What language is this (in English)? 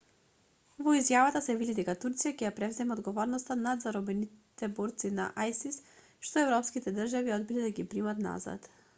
Macedonian